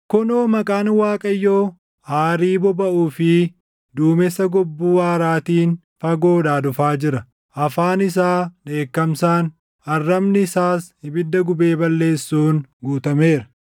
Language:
Oromo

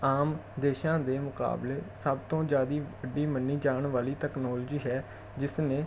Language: Punjabi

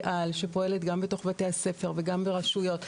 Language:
Hebrew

